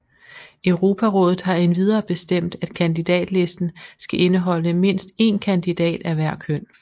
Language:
Danish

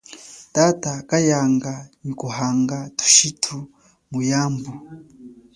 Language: Chokwe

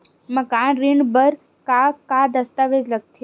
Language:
Chhattisgarhi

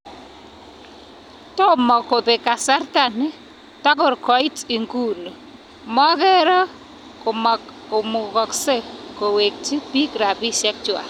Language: Kalenjin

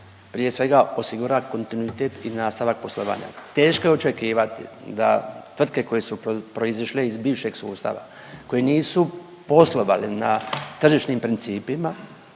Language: Croatian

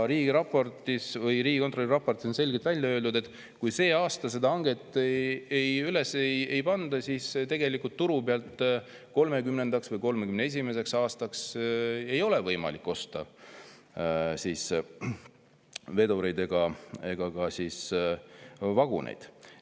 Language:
Estonian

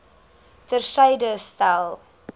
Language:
Afrikaans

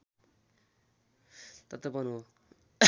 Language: Nepali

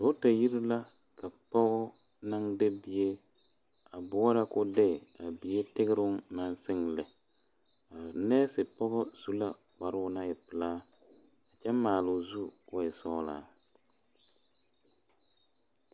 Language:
Southern Dagaare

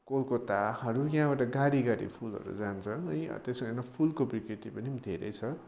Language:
Nepali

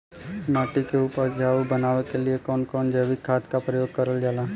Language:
Bhojpuri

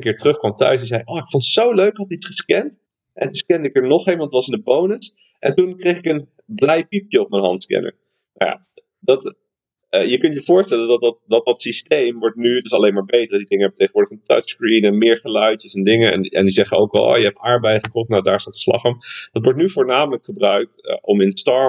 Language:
Dutch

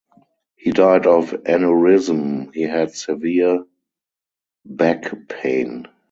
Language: English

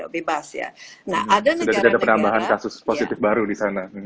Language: Indonesian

